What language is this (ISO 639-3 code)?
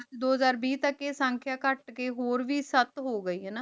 pan